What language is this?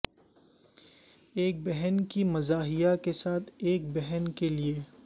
Urdu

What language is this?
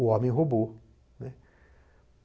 Portuguese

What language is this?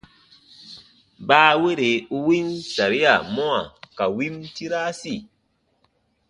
Baatonum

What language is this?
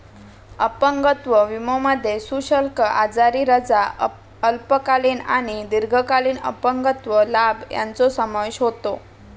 Marathi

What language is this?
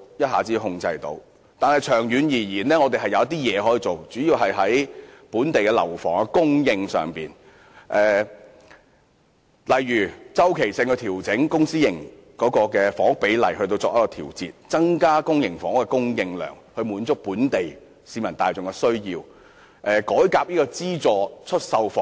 Cantonese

